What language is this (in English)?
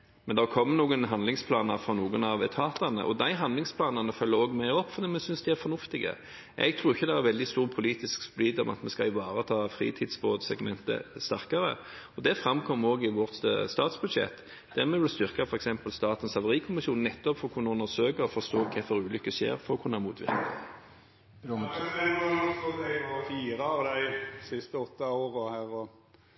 Norwegian